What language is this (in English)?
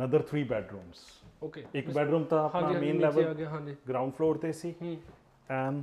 Punjabi